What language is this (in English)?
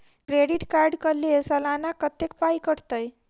Maithili